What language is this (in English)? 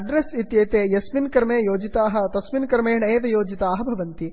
Sanskrit